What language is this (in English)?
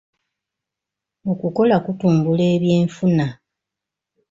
Ganda